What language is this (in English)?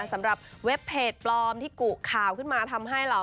Thai